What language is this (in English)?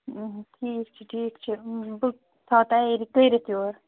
Kashmiri